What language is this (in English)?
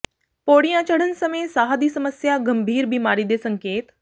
Punjabi